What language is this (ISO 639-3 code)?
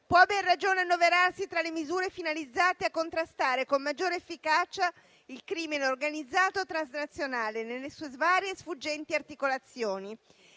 ita